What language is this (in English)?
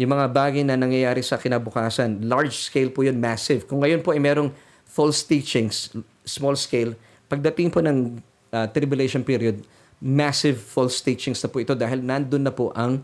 Filipino